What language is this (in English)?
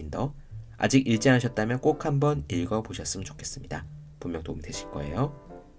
Korean